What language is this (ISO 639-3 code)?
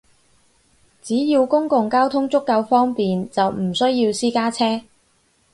yue